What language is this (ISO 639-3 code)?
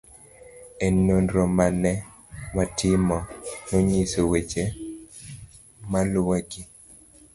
luo